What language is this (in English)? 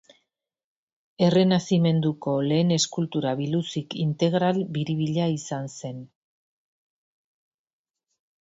Basque